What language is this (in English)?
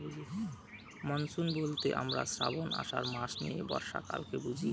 Bangla